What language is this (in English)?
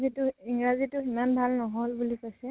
Assamese